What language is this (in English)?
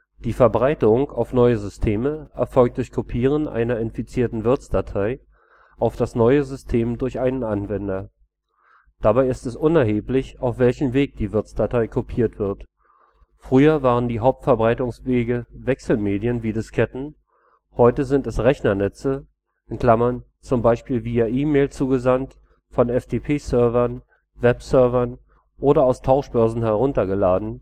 German